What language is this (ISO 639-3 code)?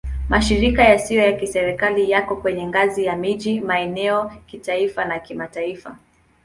swa